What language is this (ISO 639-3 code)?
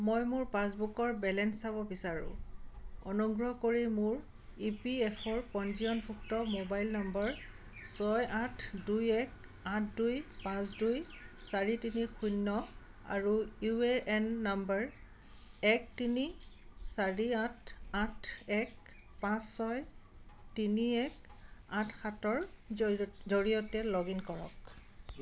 asm